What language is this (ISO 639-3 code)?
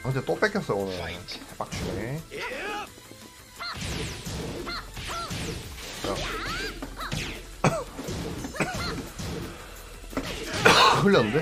kor